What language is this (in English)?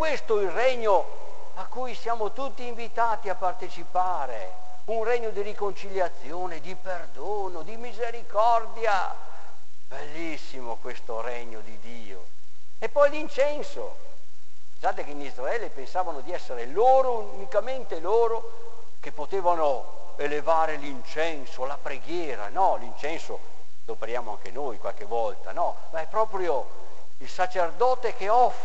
Italian